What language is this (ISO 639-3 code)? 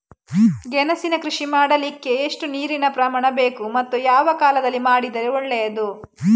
kan